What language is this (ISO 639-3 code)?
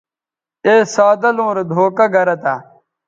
btv